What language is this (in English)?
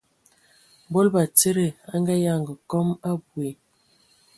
Ewondo